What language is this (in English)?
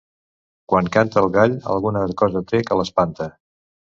Catalan